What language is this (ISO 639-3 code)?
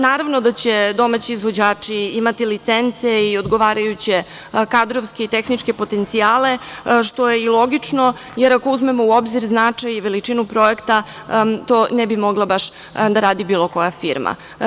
srp